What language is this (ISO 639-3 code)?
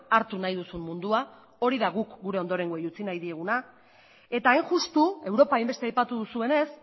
eus